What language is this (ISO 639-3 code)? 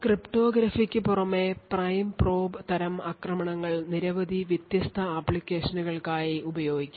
mal